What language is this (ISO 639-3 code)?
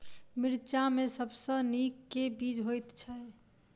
mai